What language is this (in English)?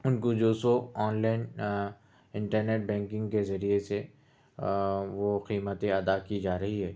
Urdu